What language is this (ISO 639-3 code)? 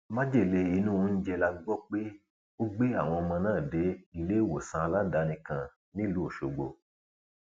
yor